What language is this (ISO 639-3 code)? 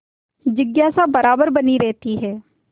hin